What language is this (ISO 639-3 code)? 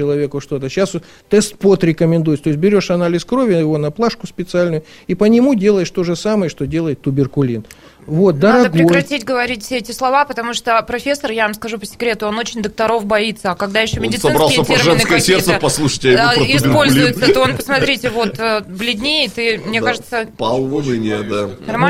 rus